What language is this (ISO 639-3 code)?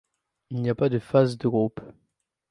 fra